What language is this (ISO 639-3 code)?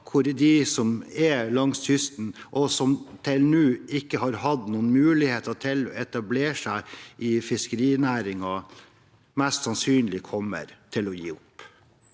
nor